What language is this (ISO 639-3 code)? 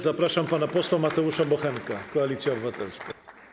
pol